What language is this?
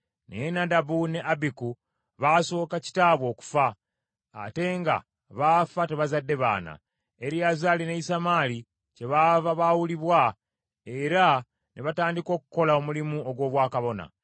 Ganda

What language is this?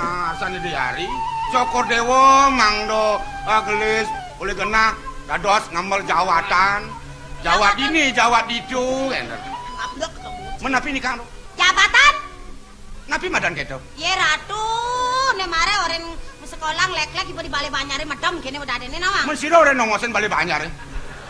Indonesian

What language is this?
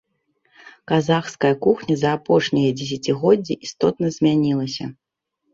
Belarusian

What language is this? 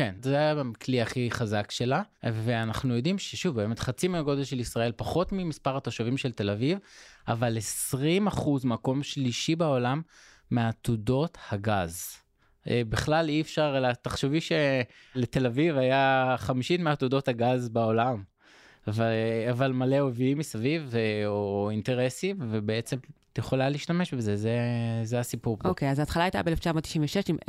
Hebrew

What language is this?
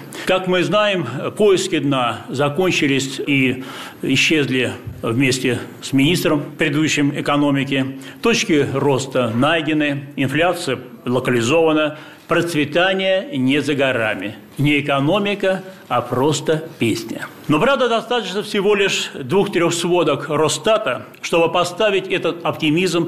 Russian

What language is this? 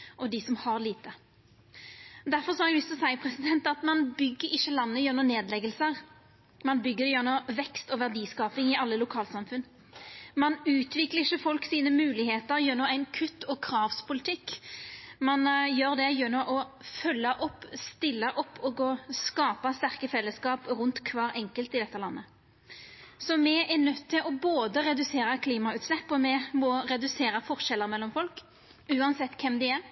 Norwegian Nynorsk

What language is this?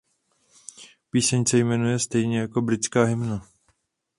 Czech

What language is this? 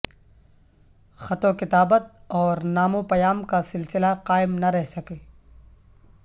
Urdu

